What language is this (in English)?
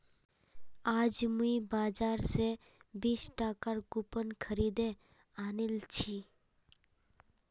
Magahi